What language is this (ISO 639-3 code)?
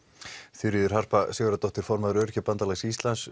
isl